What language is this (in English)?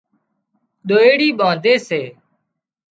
Wadiyara Koli